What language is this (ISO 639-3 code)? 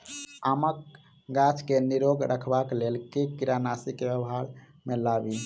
mai